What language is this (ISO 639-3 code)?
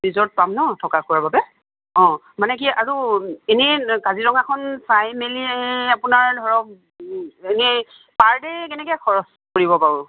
asm